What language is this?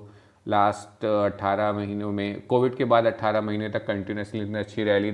Hindi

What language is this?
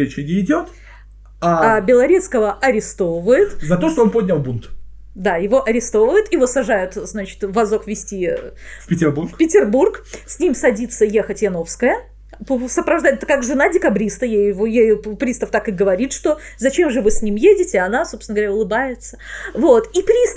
Russian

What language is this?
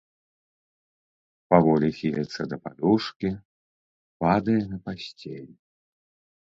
Belarusian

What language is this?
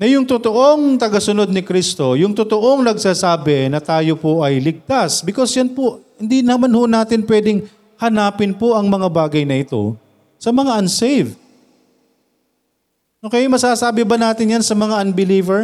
Filipino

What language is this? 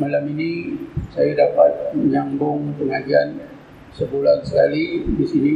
Malay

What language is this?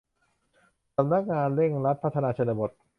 Thai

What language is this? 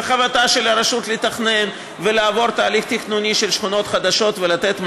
Hebrew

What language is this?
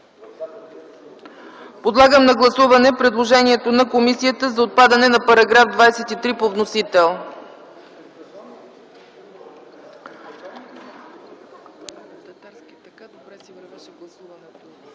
Bulgarian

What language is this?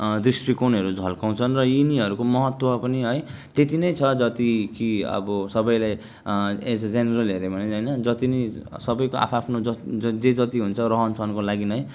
Nepali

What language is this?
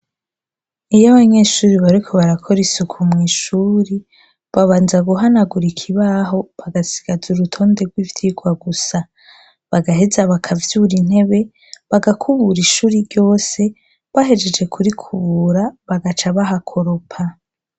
Rundi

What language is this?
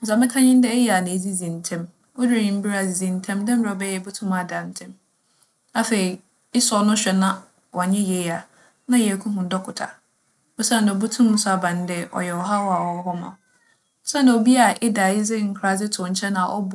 Akan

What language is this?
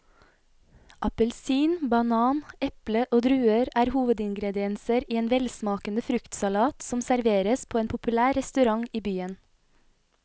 Norwegian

